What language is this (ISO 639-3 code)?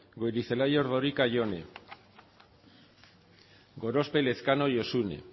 eus